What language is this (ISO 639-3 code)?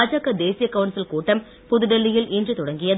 tam